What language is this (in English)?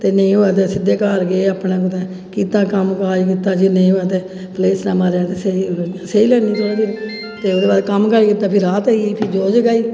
Dogri